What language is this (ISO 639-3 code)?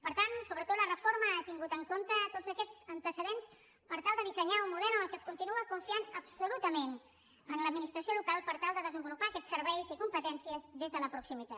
cat